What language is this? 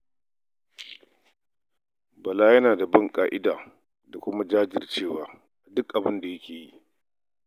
Hausa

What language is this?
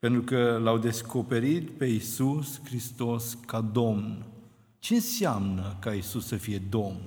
Romanian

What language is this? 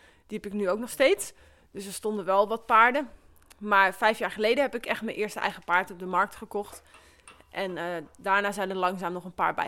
Dutch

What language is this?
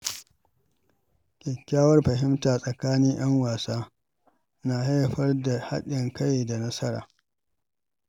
Hausa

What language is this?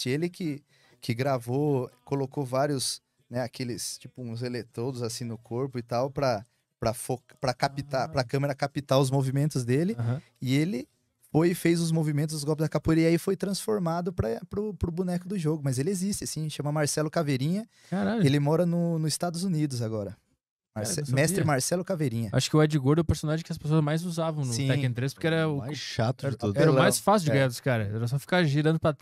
Portuguese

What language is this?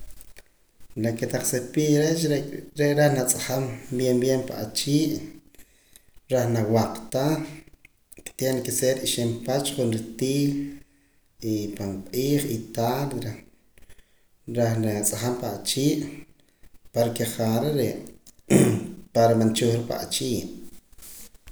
Poqomam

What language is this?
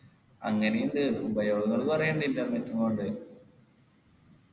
Malayalam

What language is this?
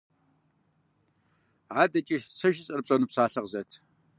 Kabardian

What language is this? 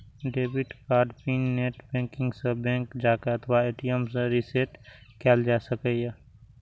Maithili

